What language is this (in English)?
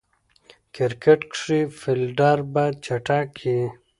Pashto